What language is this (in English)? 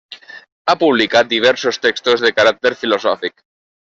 Catalan